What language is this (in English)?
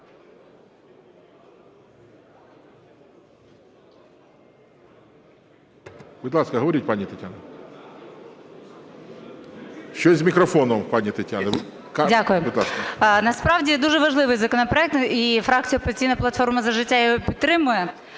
Ukrainian